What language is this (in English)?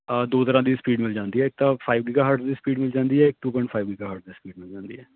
Punjabi